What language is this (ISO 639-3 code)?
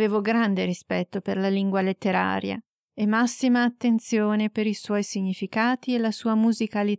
ita